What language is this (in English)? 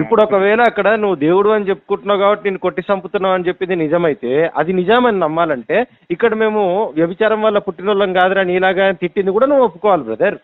Telugu